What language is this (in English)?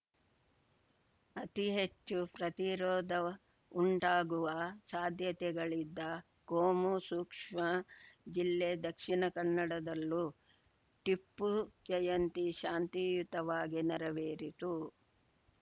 Kannada